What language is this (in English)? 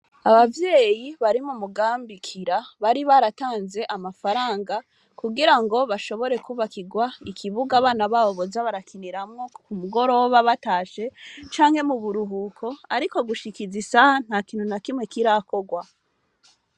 Rundi